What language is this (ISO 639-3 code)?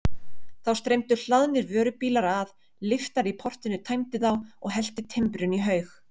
isl